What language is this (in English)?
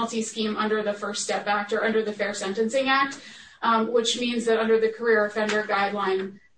English